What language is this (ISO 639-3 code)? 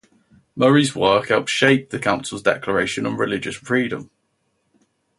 eng